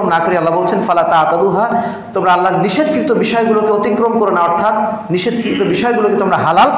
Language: Arabic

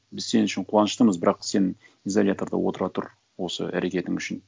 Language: Kazakh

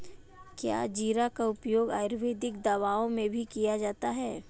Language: Hindi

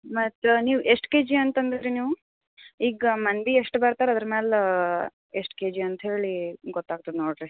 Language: Kannada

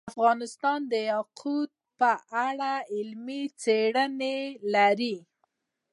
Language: Pashto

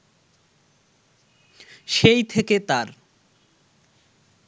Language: Bangla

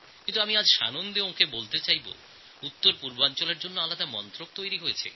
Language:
Bangla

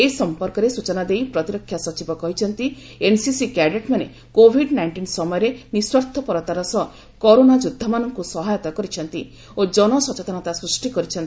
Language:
Odia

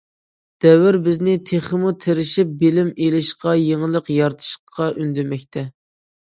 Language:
Uyghur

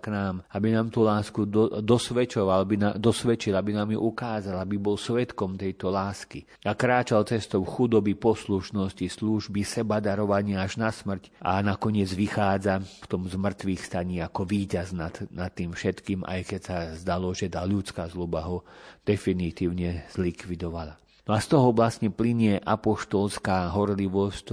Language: Slovak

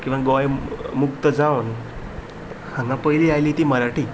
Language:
Konkani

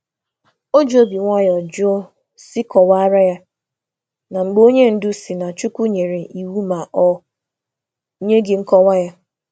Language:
Igbo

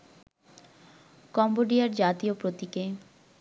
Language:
Bangla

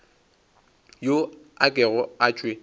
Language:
Northern Sotho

